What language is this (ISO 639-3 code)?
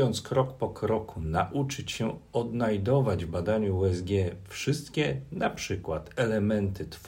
pol